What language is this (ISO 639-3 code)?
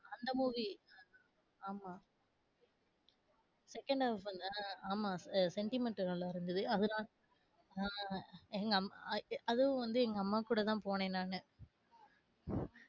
tam